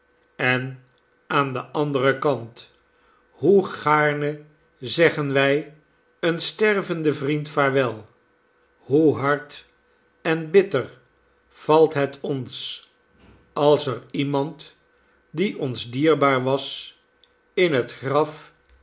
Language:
Dutch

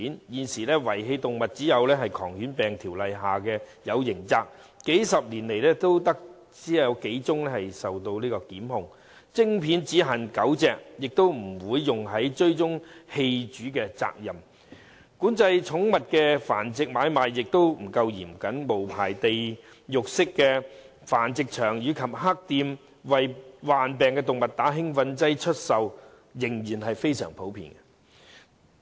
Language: Cantonese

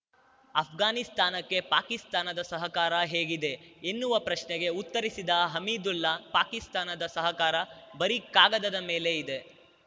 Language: Kannada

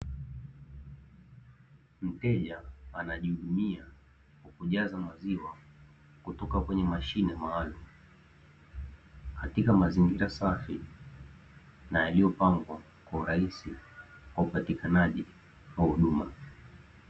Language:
Swahili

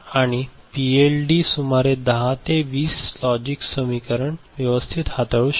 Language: Marathi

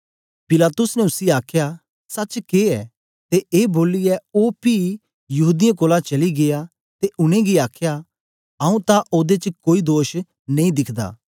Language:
Dogri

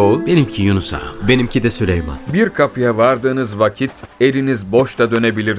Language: Turkish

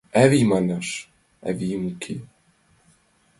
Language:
Mari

